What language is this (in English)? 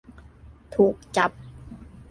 Thai